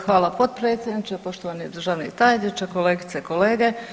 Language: Croatian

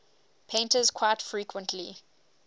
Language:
English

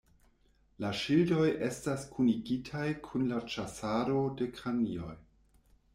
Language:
Esperanto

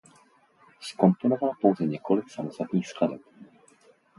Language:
Czech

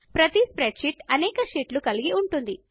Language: Telugu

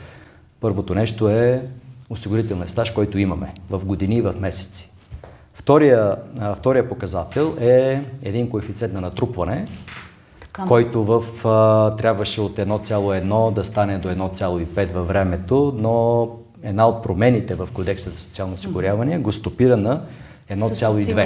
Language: Bulgarian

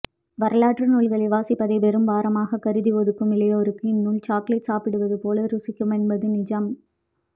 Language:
Tamil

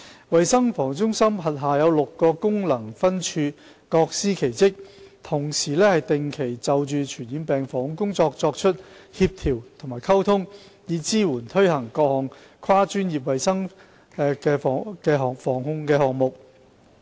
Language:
Cantonese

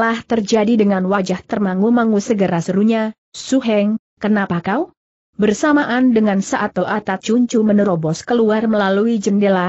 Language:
Indonesian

